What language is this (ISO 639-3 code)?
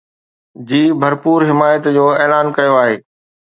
snd